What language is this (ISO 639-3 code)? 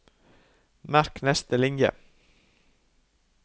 nor